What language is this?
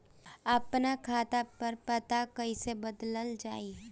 Bhojpuri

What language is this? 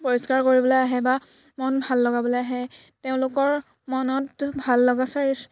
Assamese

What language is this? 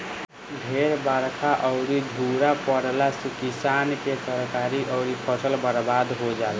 Bhojpuri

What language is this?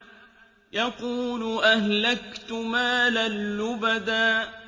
Arabic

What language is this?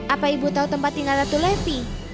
Indonesian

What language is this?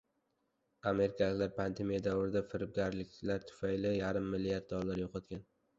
Uzbek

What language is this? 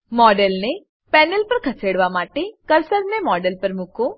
Gujarati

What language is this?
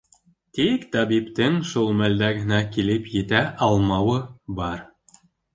Bashkir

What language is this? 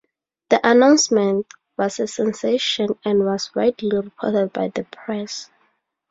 English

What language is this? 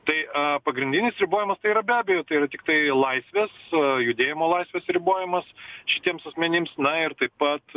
Lithuanian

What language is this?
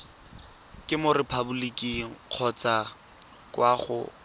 Tswana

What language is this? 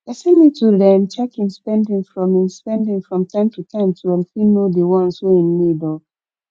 Nigerian Pidgin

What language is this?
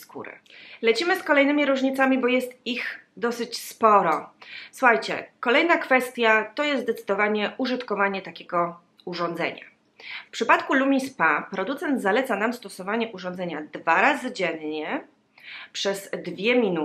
Polish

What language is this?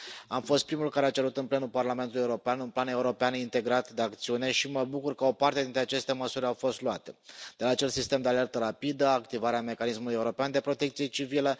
Romanian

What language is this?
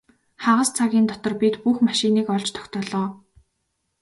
Mongolian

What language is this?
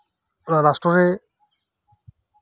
Santali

